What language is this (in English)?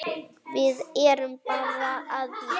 Icelandic